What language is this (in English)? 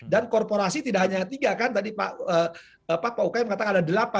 Indonesian